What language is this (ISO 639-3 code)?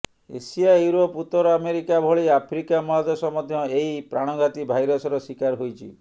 ori